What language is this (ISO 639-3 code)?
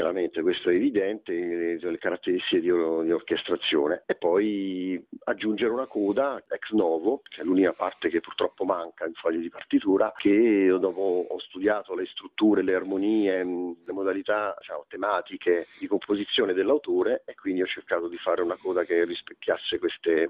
ita